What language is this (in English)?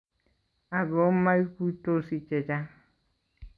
Kalenjin